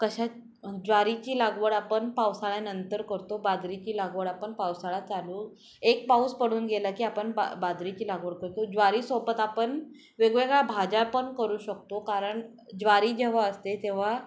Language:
Marathi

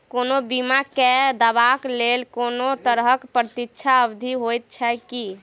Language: Maithili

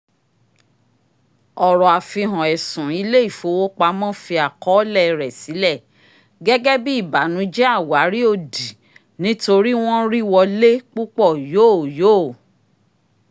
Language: Yoruba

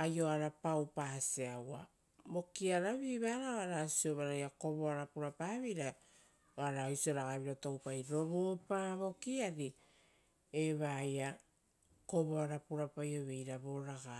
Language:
Rotokas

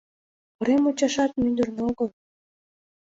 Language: Mari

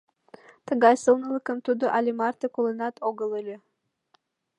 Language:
Mari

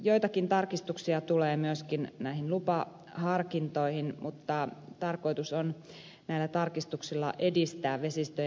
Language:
Finnish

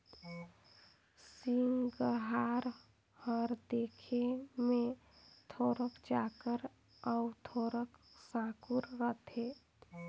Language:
Chhattisgarhi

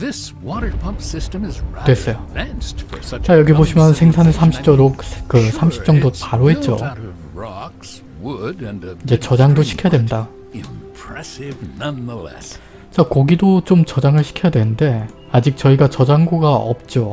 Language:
Korean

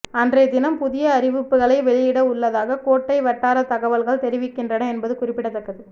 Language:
Tamil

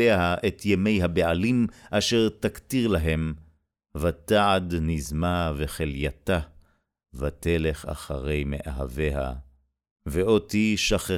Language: Hebrew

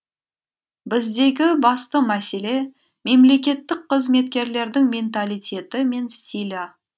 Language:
Kazakh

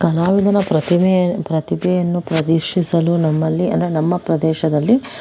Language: Kannada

